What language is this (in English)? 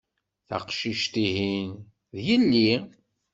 Kabyle